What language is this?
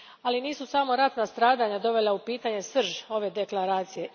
Croatian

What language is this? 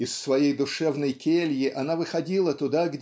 Russian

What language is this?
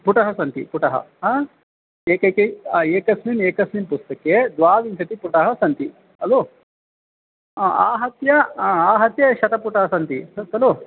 Sanskrit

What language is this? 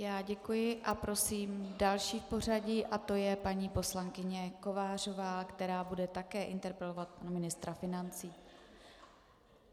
Czech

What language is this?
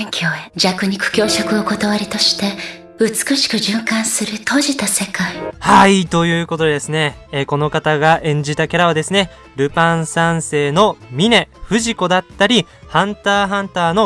Japanese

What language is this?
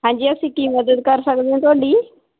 Punjabi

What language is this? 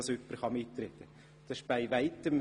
Swiss German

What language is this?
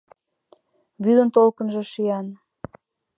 Mari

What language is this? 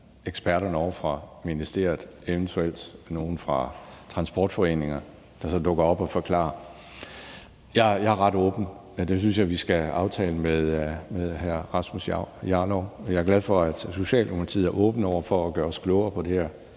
Danish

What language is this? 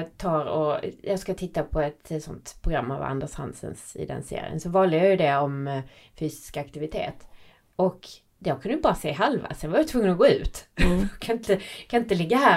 Swedish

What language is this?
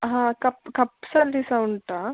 Kannada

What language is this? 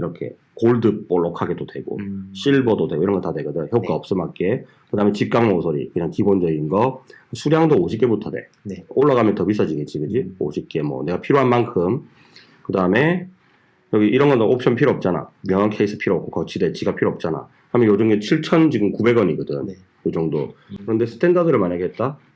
Korean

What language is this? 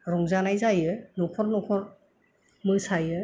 Bodo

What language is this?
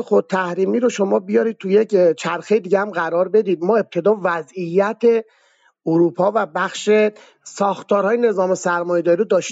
Persian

